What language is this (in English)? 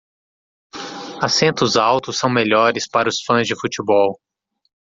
Portuguese